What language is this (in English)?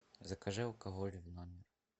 Russian